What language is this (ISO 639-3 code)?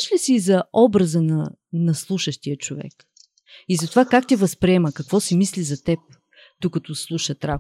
bul